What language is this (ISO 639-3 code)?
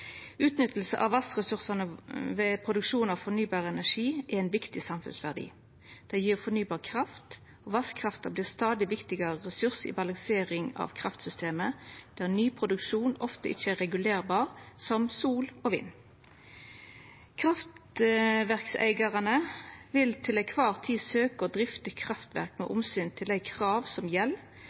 nno